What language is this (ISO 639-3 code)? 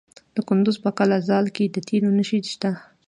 pus